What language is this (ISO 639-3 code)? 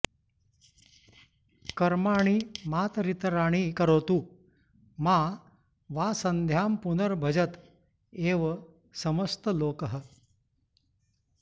san